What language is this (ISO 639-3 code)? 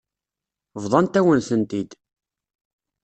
kab